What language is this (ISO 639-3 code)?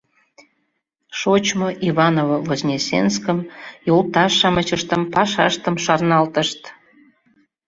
chm